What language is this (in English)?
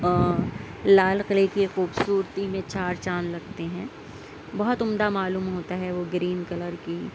Urdu